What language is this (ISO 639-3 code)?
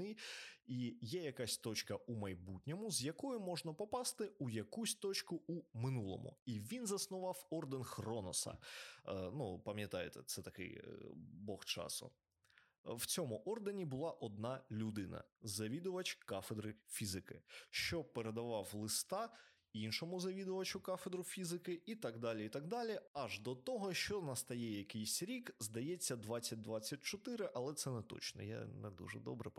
ukr